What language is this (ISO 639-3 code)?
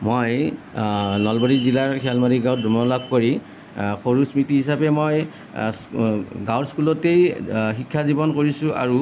asm